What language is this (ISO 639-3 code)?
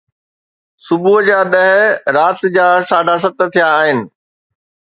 snd